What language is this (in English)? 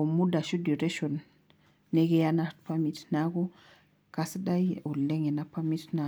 Masai